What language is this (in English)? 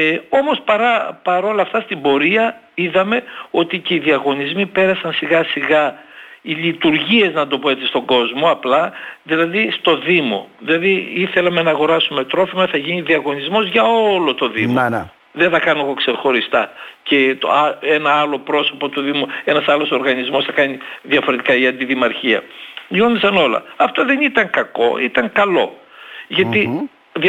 Greek